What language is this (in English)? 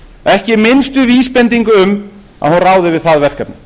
Icelandic